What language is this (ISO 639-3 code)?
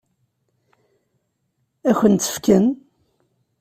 kab